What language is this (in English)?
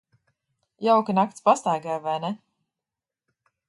Latvian